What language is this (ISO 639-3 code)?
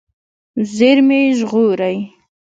pus